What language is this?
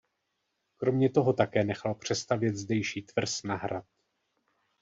Czech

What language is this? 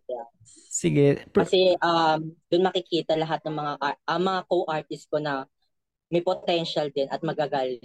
Filipino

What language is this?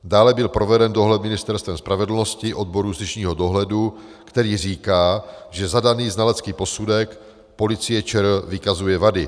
Czech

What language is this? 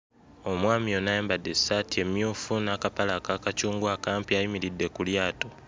Ganda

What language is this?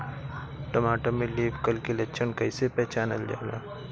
Bhojpuri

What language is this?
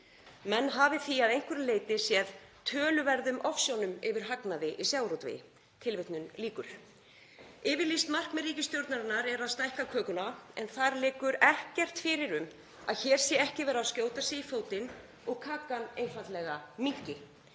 Icelandic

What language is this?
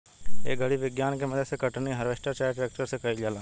Bhojpuri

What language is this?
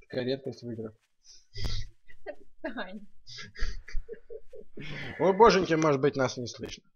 Russian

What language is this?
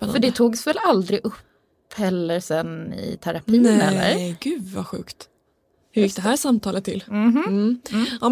Swedish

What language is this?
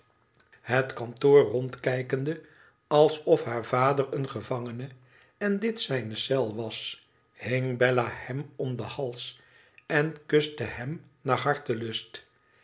Dutch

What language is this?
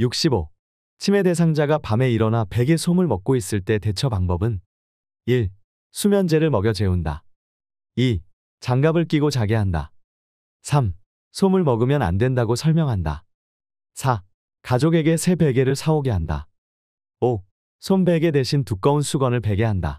Korean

